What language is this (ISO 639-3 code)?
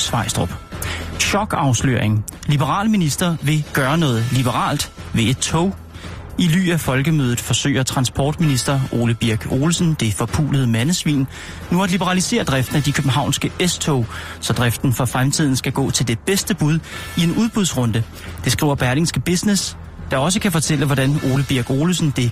dan